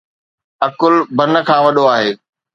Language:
Sindhi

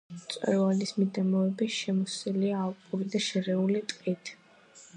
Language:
Georgian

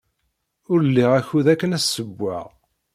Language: Kabyle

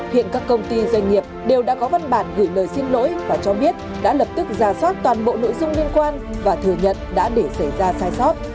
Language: Vietnamese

